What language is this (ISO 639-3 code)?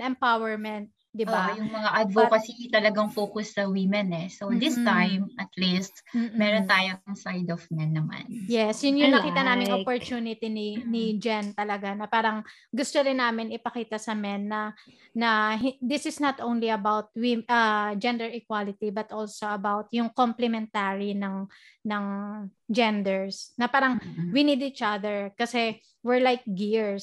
fil